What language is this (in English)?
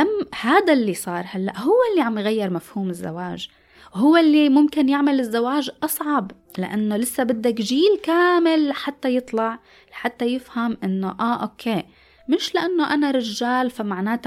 Arabic